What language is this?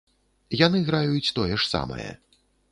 Belarusian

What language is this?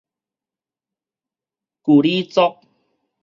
Min Nan Chinese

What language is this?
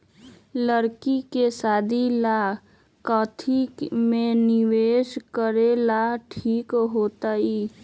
Magahi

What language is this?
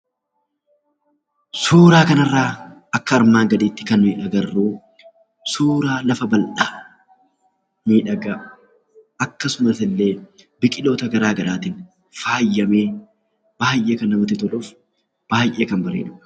Oromo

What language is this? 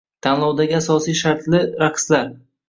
Uzbek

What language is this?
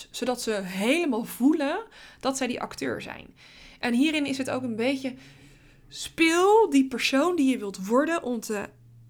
Dutch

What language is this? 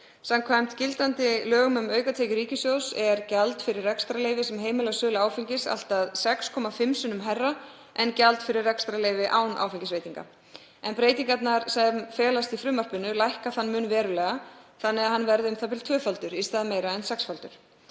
Icelandic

